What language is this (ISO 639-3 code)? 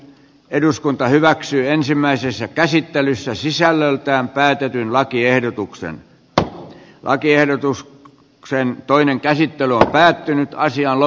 fin